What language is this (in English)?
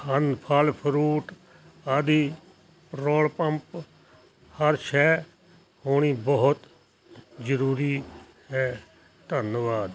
Punjabi